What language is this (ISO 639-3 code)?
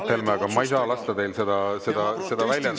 est